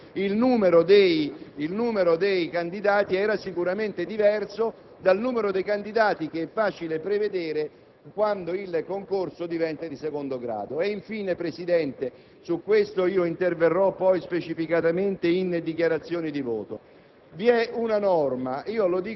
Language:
Italian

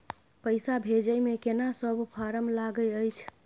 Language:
Maithili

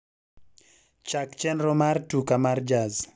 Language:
Luo (Kenya and Tanzania)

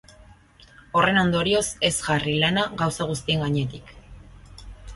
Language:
Basque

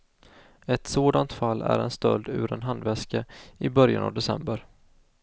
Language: Swedish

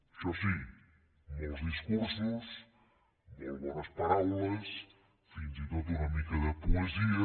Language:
Catalan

